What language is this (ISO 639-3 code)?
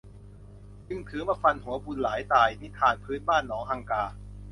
tha